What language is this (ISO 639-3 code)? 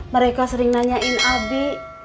ind